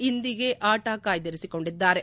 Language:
Kannada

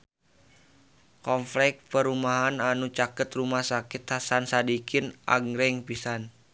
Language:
Sundanese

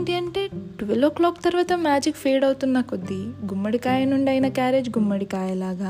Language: Telugu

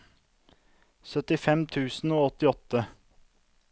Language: Norwegian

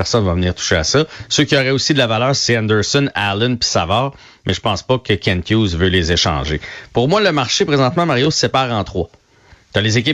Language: French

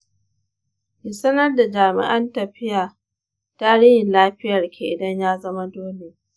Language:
Hausa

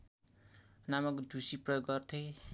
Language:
Nepali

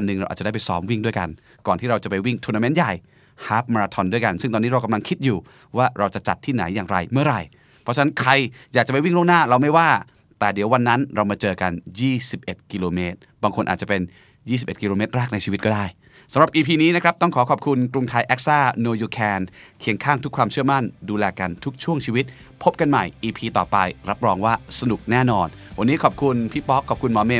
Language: Thai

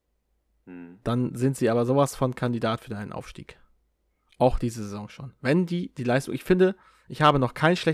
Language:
German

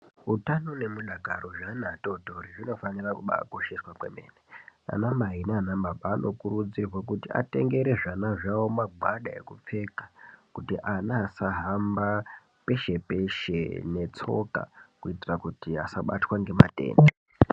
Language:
Ndau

